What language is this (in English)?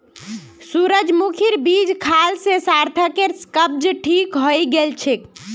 Magahi